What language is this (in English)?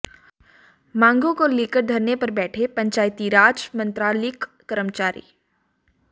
Hindi